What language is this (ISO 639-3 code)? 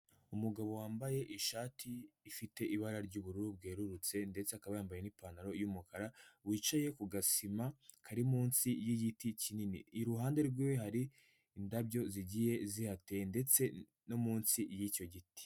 kin